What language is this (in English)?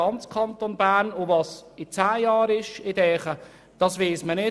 Swiss German